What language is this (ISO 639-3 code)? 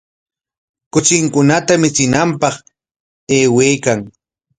qwa